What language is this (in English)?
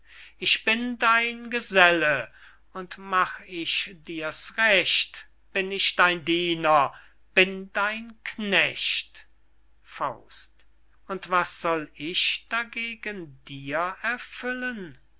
German